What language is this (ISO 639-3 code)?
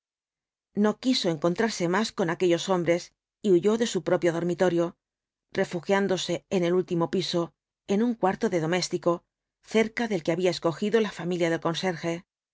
spa